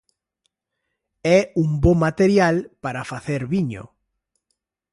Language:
Galician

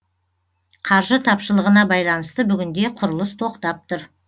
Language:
Kazakh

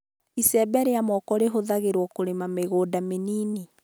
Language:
Kikuyu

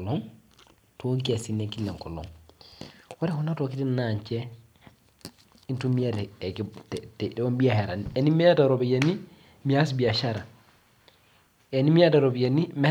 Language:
Masai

